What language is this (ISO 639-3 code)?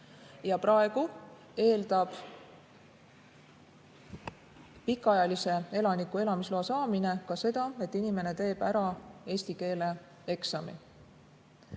est